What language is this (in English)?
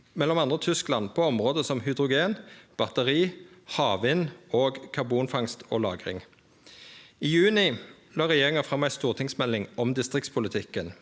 Norwegian